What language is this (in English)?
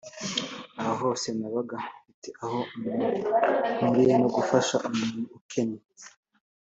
Kinyarwanda